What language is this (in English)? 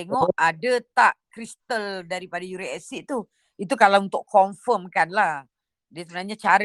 Malay